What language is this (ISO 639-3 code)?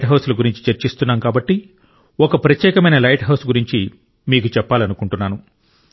tel